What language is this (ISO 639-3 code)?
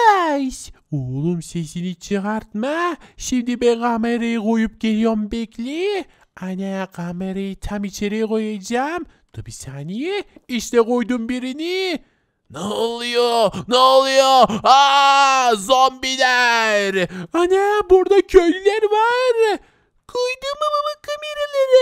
tur